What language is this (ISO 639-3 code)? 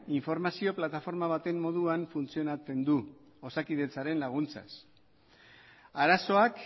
eus